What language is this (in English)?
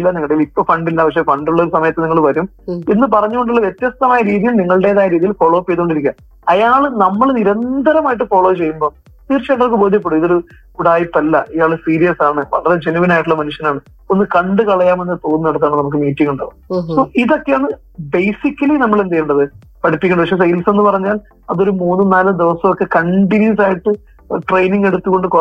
Malayalam